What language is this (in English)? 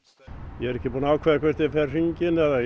Icelandic